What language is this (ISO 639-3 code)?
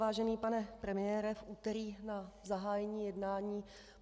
ces